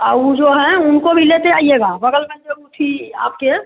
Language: Hindi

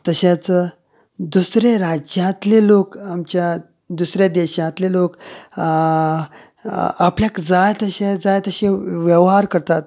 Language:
Konkani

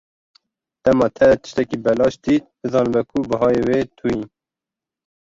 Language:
Kurdish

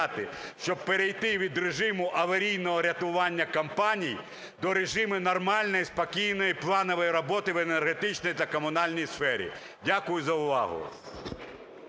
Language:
Ukrainian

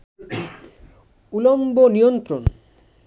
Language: Bangla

